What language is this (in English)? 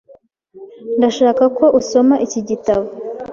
Kinyarwanda